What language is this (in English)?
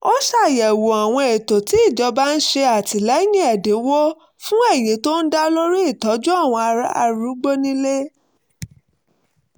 Yoruba